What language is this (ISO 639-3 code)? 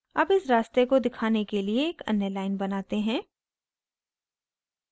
hin